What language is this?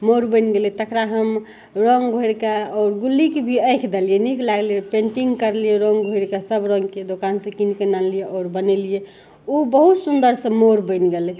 Maithili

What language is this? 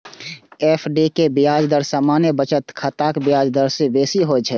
Maithili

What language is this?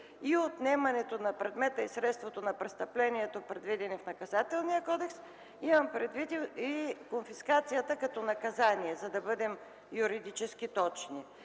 Bulgarian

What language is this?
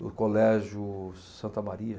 Portuguese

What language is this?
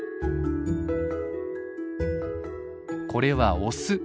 Japanese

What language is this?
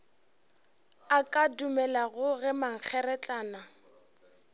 Northern Sotho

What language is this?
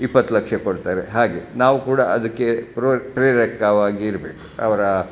Kannada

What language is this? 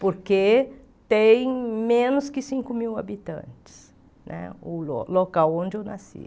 Portuguese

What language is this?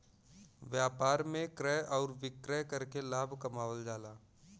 Bhojpuri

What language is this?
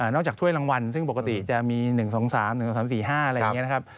Thai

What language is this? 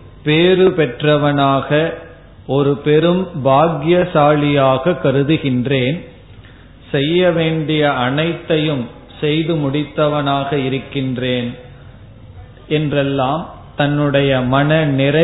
Tamil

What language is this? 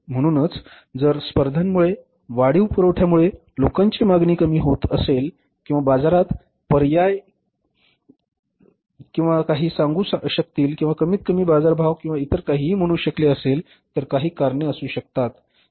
Marathi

